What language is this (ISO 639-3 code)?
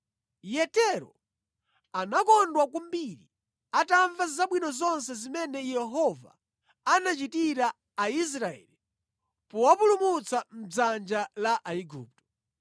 nya